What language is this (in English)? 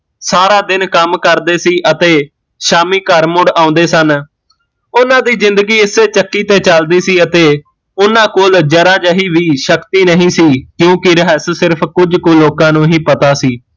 Punjabi